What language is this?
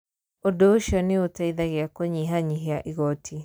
Kikuyu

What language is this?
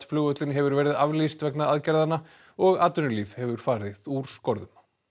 Icelandic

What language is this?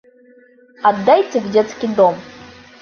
Bashkir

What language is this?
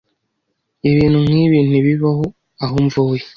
Kinyarwanda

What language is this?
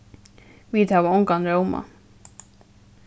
Faroese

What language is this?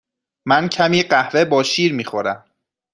Persian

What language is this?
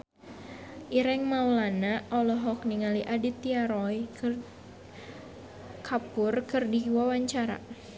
Sundanese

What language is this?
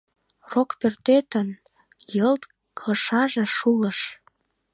Mari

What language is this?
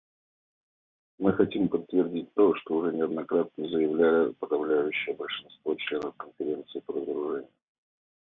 Russian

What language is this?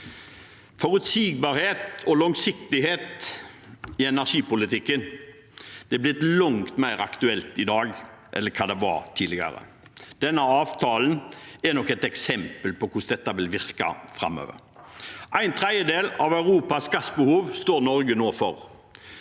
Norwegian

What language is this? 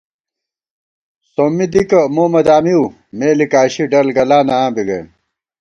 Gawar-Bati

